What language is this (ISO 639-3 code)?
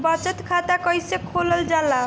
bho